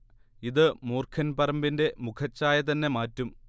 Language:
Malayalam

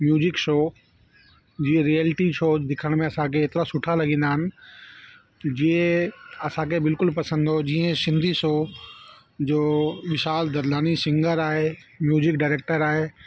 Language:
Sindhi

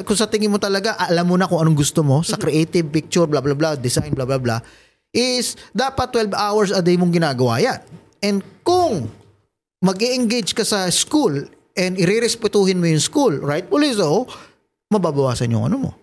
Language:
Filipino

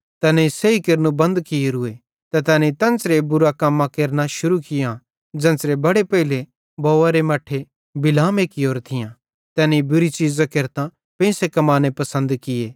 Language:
Bhadrawahi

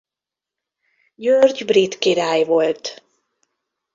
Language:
Hungarian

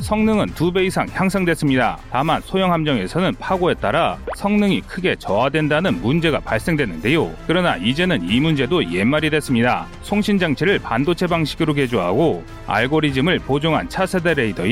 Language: Korean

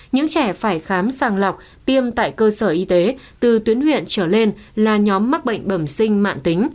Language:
Vietnamese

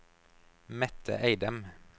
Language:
Norwegian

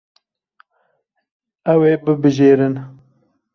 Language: Kurdish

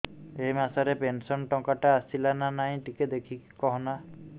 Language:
Odia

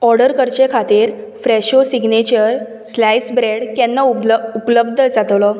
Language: Konkani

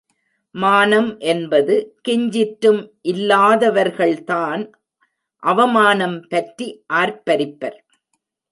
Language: Tamil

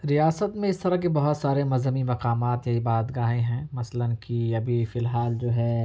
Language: Urdu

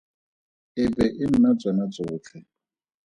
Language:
Tswana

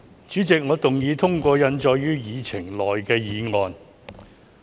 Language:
Cantonese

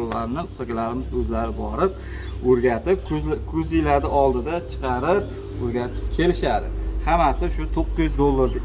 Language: Turkish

